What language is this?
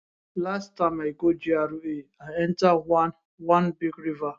Nigerian Pidgin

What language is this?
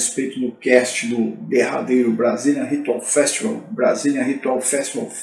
Portuguese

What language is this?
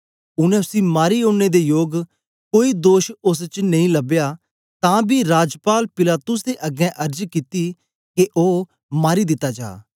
Dogri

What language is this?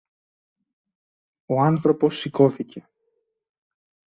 Greek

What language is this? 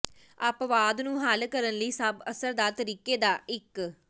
Punjabi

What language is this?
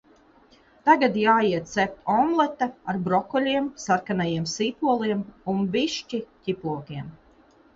Latvian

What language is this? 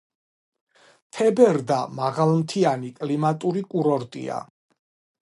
Georgian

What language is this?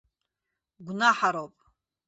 Abkhazian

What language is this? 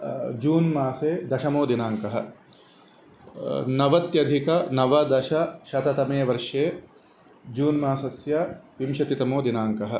Sanskrit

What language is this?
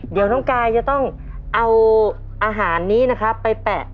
Thai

